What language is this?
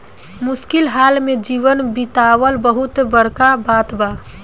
Bhojpuri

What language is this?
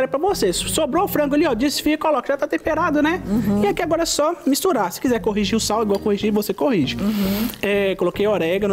Portuguese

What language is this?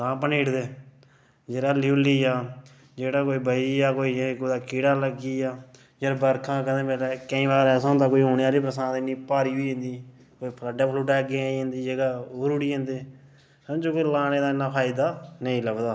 Dogri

